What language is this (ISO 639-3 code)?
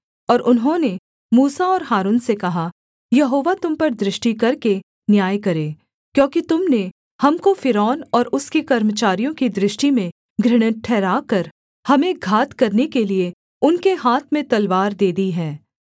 hin